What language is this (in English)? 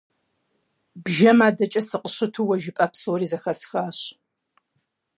Kabardian